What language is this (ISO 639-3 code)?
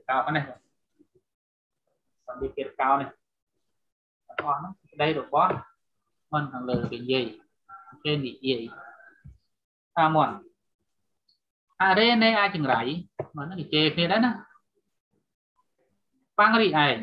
ind